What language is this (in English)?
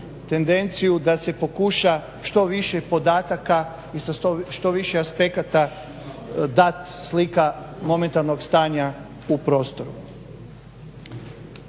Croatian